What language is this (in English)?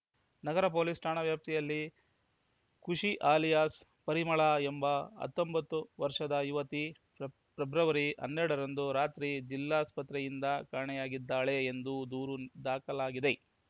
Kannada